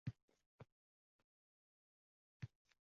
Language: Uzbek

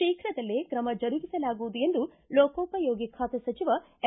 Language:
Kannada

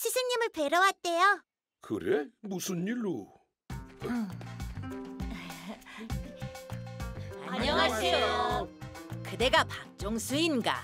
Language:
Korean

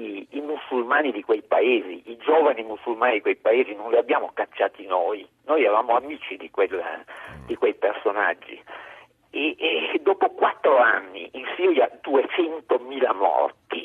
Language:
Italian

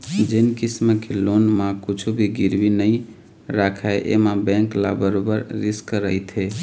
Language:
Chhattisgarhi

